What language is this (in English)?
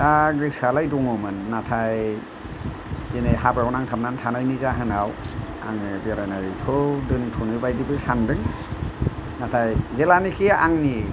Bodo